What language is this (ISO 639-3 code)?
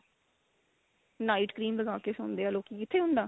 pan